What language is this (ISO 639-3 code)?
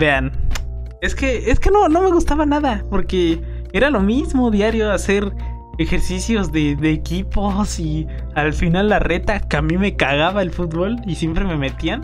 spa